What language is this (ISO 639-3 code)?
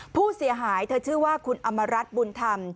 tha